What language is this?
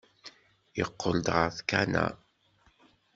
Kabyle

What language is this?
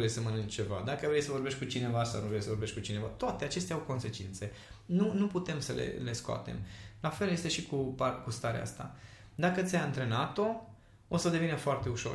Romanian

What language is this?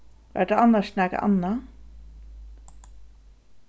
Faroese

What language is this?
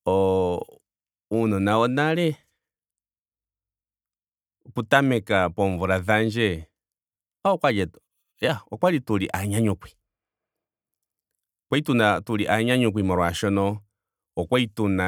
Ndonga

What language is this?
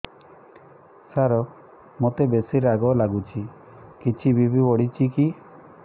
Odia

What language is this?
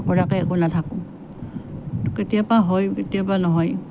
Assamese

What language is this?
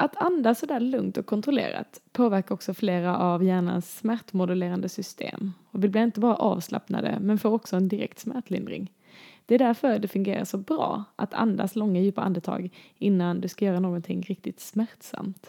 Swedish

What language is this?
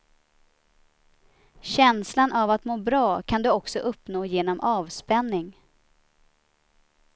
Swedish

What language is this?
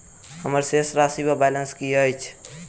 Maithili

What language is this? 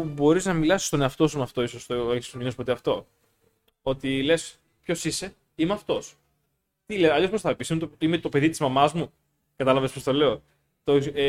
Greek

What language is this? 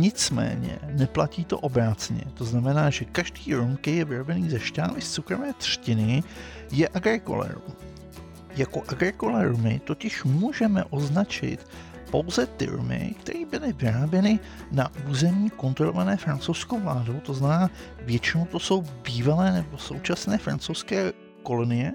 Czech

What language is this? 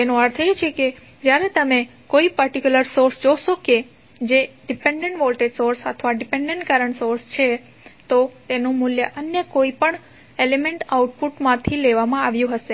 Gujarati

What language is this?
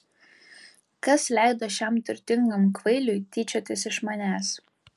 Lithuanian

